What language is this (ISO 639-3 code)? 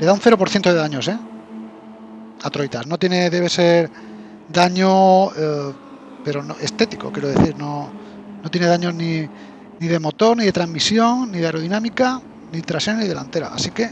spa